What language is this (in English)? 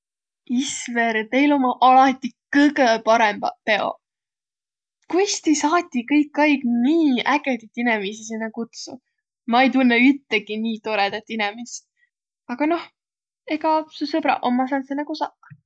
Võro